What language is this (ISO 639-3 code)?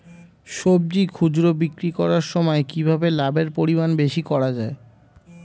ben